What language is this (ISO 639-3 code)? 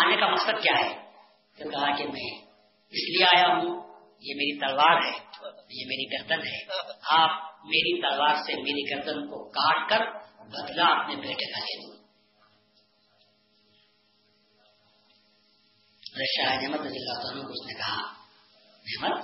urd